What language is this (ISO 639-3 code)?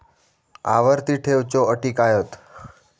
mar